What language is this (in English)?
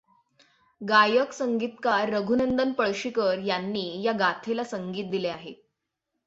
Marathi